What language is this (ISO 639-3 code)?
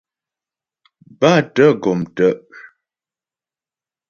bbj